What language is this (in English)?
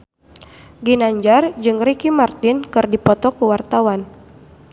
Sundanese